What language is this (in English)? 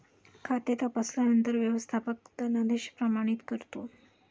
Marathi